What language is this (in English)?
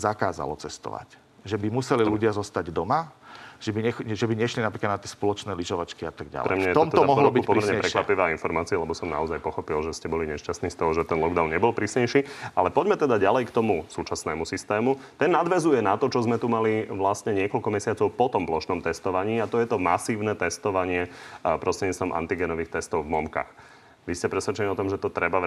Slovak